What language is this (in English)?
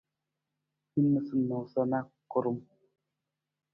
Nawdm